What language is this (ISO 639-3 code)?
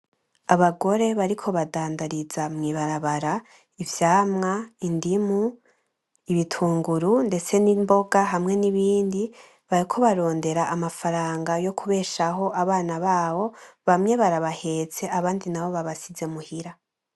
run